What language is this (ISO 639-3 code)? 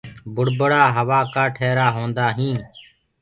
ggg